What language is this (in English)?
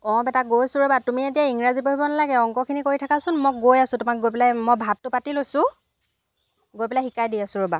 Assamese